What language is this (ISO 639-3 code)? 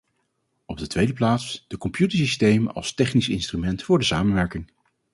nld